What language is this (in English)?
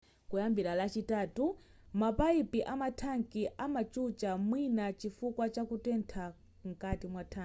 Nyanja